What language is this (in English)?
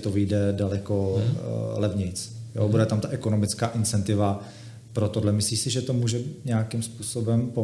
Czech